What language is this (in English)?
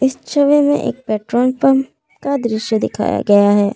Hindi